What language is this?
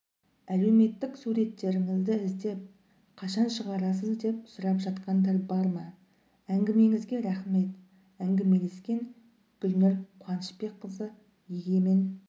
Kazakh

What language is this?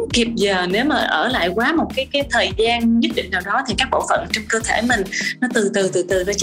Vietnamese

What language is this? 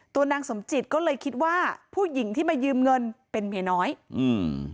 Thai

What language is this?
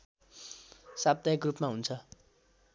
Nepali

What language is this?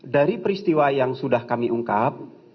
Indonesian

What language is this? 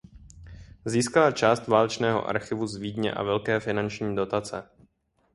Czech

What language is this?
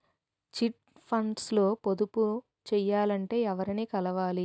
Telugu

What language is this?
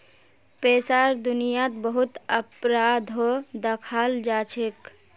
Magahi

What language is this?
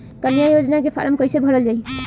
Bhojpuri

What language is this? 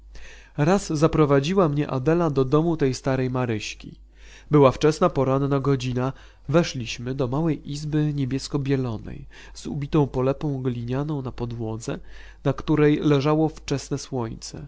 Polish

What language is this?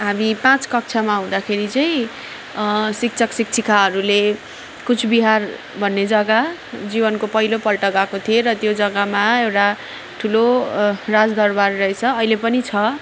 Nepali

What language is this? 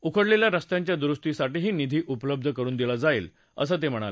Marathi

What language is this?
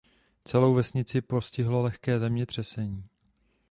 Czech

